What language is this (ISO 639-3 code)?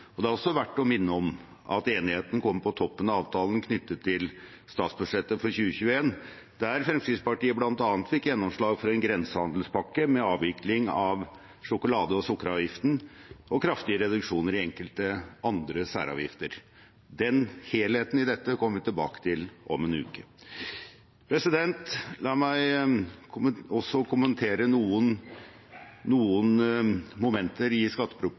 nob